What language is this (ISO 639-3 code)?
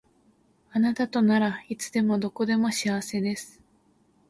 jpn